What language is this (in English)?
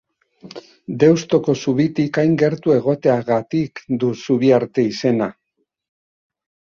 Basque